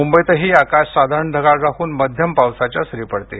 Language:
Marathi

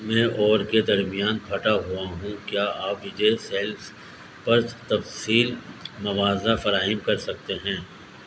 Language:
Urdu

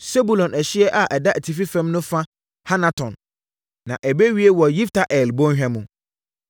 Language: Akan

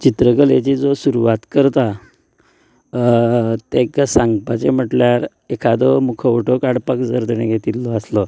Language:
Konkani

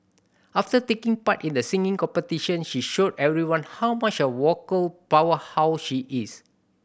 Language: English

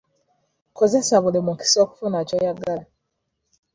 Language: Ganda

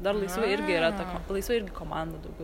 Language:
Lithuanian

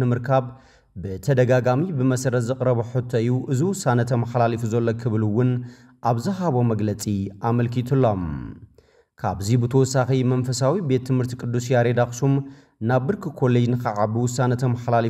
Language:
Arabic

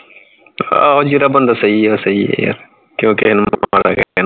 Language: Punjabi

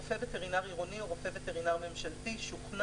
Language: Hebrew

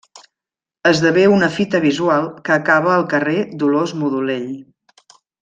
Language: Catalan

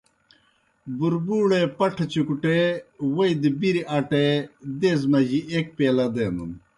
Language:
Kohistani Shina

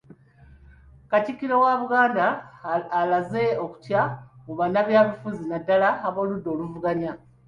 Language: Ganda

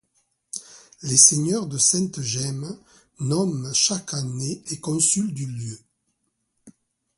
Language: French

